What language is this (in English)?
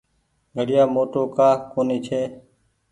Goaria